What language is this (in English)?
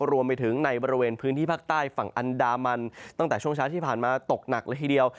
Thai